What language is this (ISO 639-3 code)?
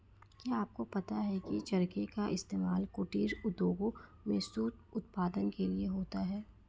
hin